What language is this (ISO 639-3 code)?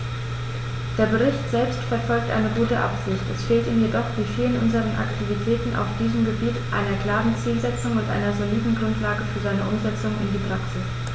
deu